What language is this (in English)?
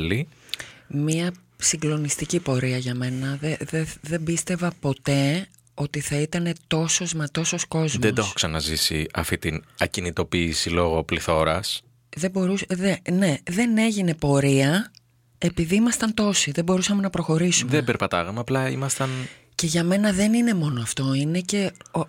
Greek